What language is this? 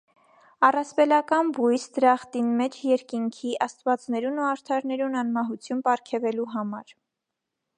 Armenian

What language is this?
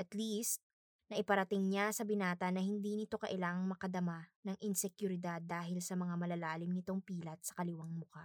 Filipino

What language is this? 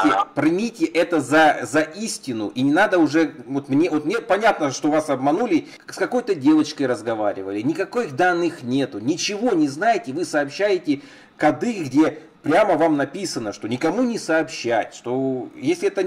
Russian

